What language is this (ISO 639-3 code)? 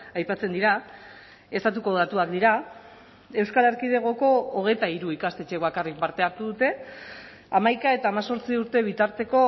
eus